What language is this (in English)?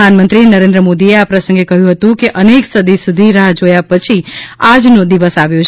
Gujarati